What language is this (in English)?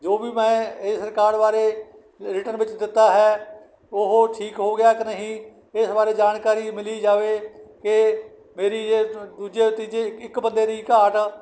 Punjabi